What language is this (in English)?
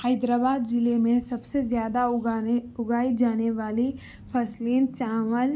Urdu